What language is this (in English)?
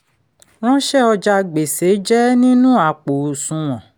Yoruba